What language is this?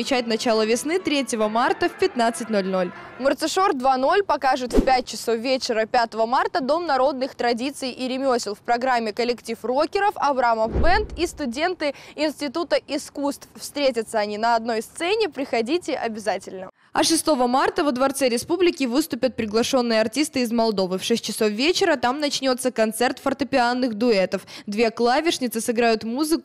Russian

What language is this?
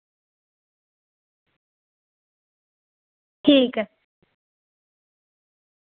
Dogri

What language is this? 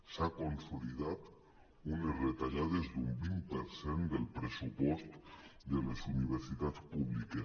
Catalan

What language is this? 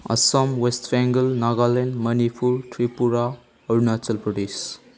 Bodo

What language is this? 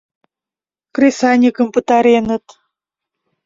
Mari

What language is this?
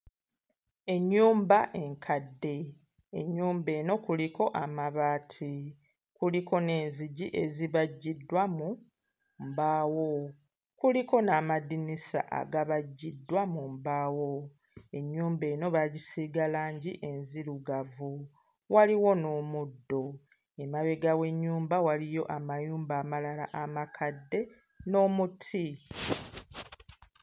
Ganda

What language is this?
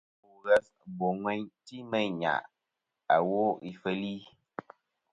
Kom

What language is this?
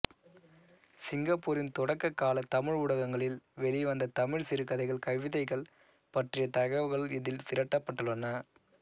Tamil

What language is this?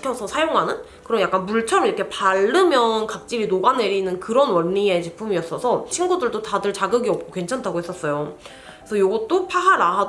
Korean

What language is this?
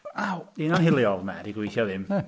Welsh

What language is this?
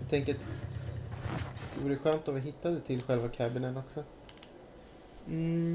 Swedish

